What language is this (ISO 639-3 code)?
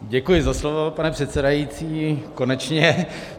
ces